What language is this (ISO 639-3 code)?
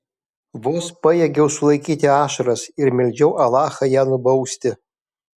lit